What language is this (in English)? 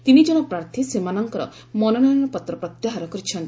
Odia